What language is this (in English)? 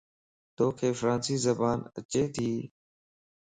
Lasi